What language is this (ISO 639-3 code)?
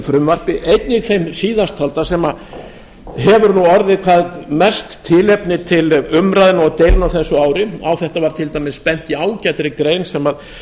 isl